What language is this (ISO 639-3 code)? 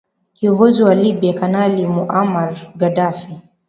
swa